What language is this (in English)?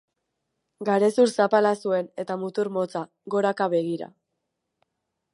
Basque